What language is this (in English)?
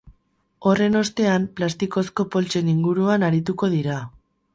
Basque